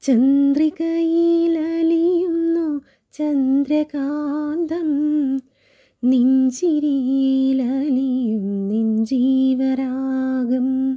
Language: Malayalam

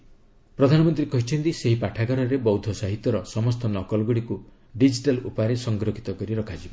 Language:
Odia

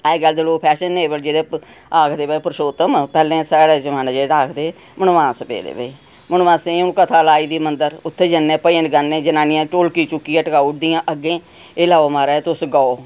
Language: Dogri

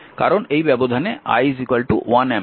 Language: Bangla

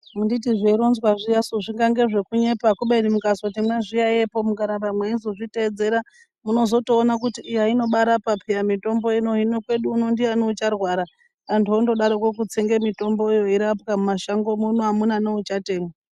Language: Ndau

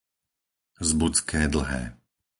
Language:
Slovak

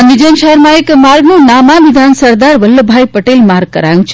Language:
Gujarati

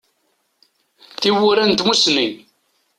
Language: Kabyle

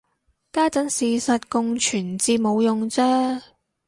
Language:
Cantonese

